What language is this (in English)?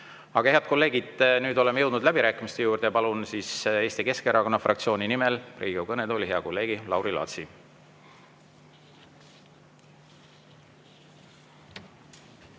Estonian